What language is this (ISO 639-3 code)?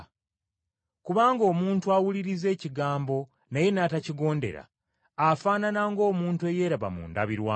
lug